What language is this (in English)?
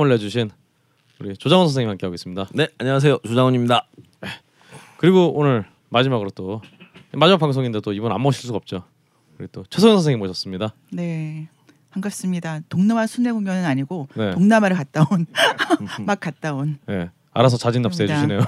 Korean